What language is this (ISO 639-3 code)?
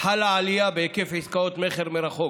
heb